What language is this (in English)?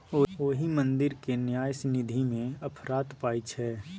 Maithili